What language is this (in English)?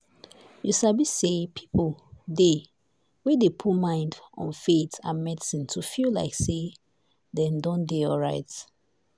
Nigerian Pidgin